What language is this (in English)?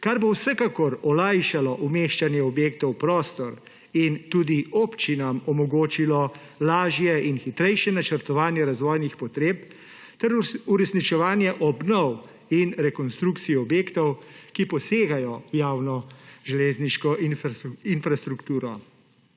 Slovenian